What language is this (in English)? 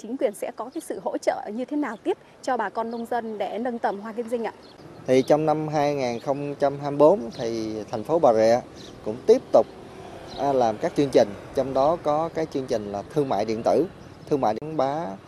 Vietnamese